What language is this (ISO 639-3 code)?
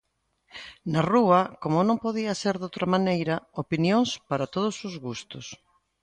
glg